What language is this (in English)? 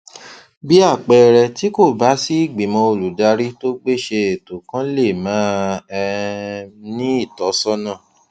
Yoruba